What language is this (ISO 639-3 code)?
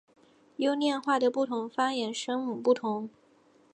zho